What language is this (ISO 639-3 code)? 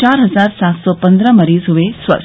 hin